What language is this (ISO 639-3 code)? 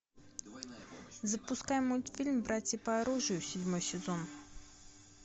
rus